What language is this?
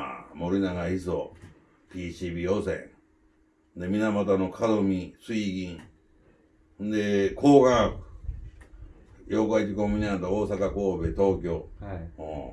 Japanese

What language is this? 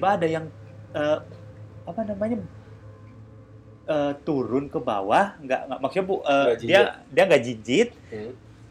Indonesian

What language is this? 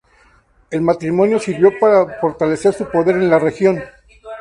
Spanish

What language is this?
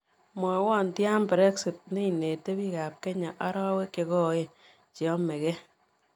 Kalenjin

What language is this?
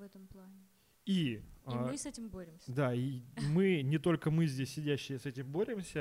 Russian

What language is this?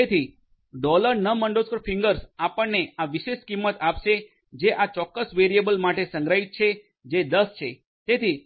Gujarati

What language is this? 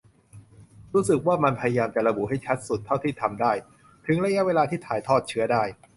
Thai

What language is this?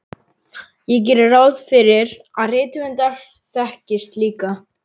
Icelandic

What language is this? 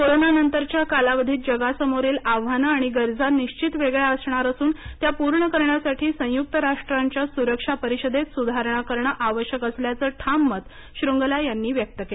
Marathi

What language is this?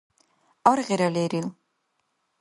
Dargwa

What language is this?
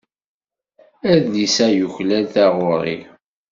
Kabyle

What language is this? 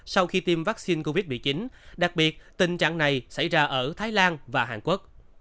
Vietnamese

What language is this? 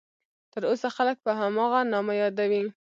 Pashto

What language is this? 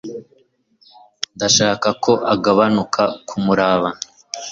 Kinyarwanda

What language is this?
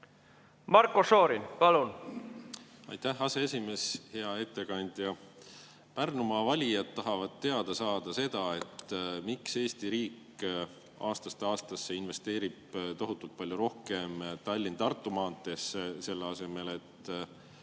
Estonian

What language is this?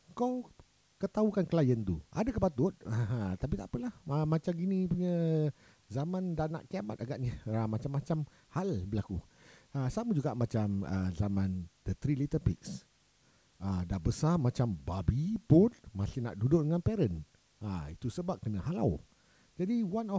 Malay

